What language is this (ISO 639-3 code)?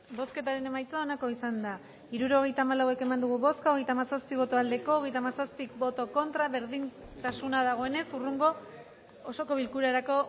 eus